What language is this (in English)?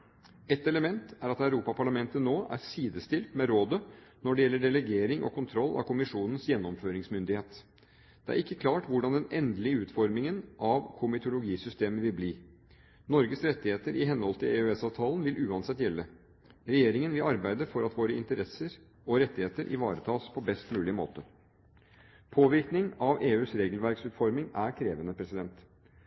Norwegian Bokmål